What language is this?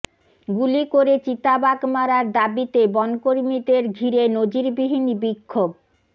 Bangla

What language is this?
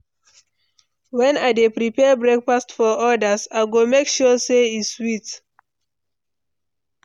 Nigerian Pidgin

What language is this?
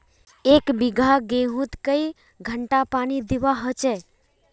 Magahi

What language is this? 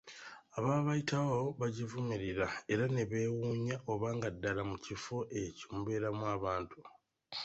Ganda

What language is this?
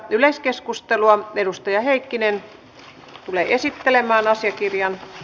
Finnish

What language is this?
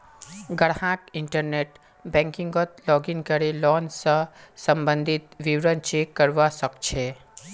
Magahi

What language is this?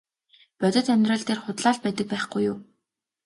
Mongolian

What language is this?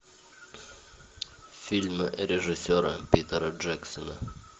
Russian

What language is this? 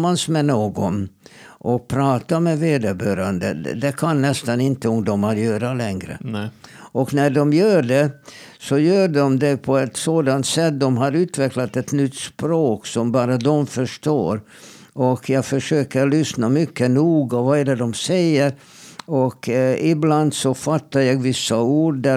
Swedish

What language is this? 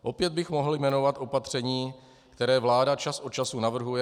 Czech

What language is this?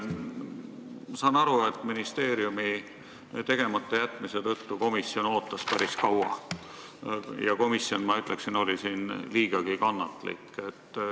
Estonian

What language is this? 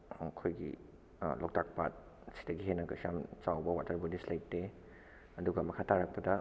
Manipuri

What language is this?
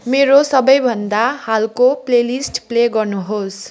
Nepali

